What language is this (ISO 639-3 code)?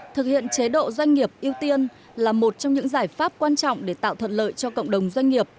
vie